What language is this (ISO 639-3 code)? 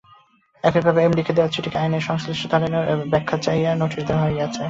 ben